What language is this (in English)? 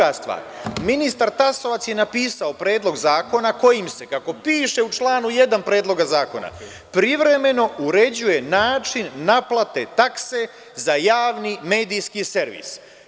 Serbian